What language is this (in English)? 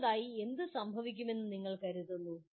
Malayalam